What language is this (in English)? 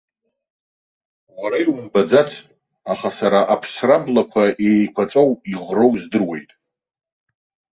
Abkhazian